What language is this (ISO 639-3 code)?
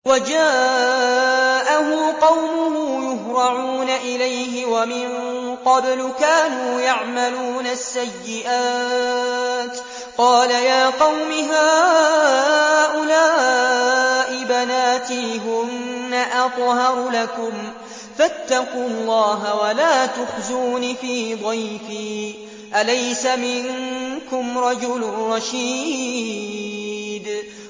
ara